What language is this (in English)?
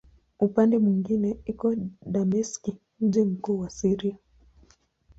Swahili